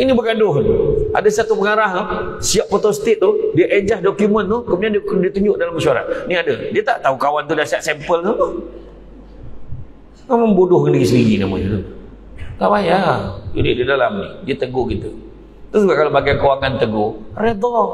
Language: Malay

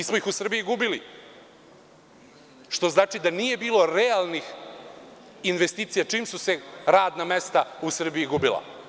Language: Serbian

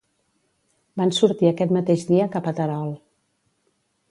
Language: Catalan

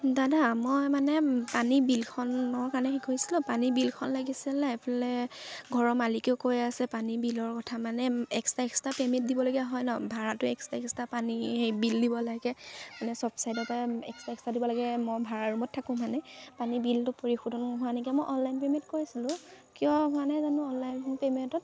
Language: Assamese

